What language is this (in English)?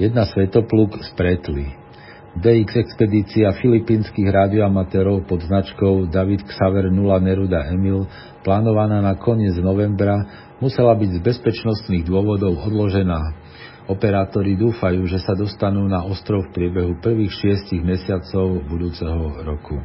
Slovak